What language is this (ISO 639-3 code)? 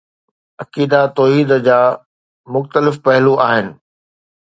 snd